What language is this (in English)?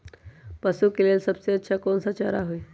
Magahi